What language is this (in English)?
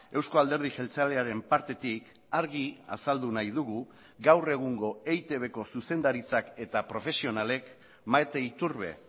Basque